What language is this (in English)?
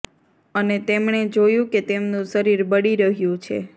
Gujarati